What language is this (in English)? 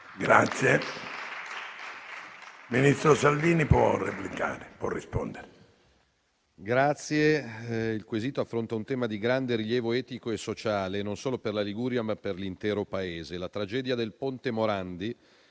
Italian